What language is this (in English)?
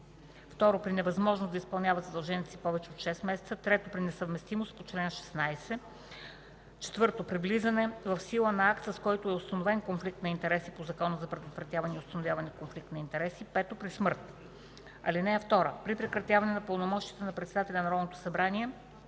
Bulgarian